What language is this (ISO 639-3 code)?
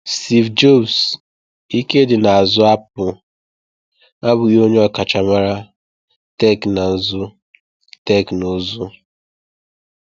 ibo